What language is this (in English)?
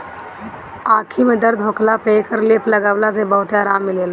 Bhojpuri